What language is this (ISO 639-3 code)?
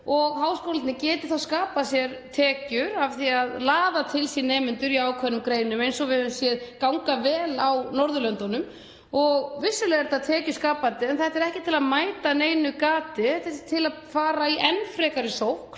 isl